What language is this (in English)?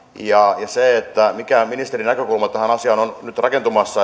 Finnish